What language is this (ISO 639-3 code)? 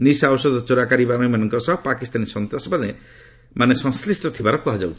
ori